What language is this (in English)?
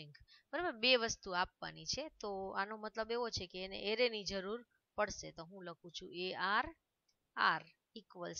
Hindi